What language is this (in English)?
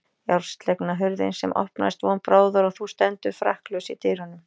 Icelandic